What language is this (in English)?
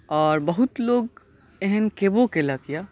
Maithili